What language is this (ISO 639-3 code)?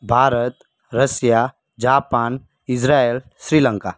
guj